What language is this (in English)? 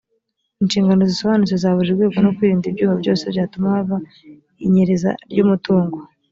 Kinyarwanda